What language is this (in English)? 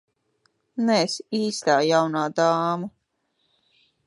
Latvian